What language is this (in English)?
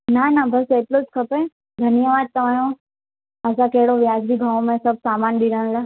Sindhi